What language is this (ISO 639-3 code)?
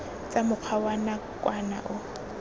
tsn